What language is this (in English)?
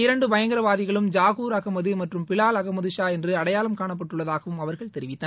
Tamil